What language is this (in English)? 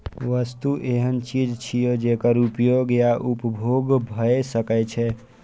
Maithili